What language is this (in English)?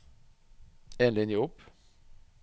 Norwegian